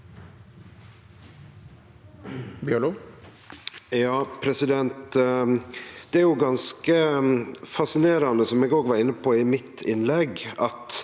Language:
Norwegian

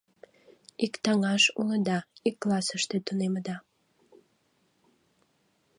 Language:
Mari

